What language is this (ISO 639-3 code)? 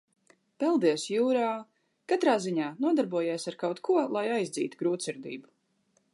lav